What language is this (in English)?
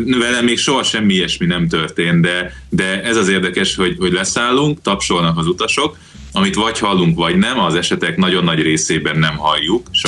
Hungarian